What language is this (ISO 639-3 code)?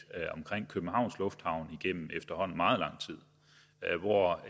dan